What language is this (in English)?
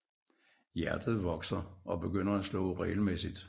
Danish